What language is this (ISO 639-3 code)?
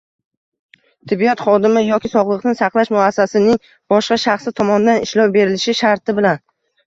uzb